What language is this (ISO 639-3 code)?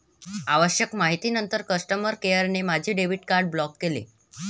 mar